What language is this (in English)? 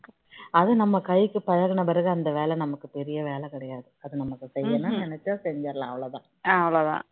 Tamil